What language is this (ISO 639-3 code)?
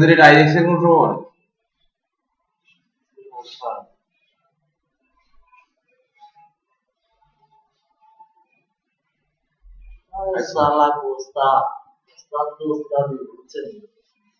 ben